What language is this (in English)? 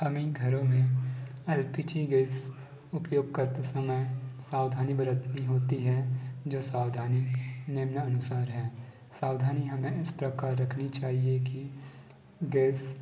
Hindi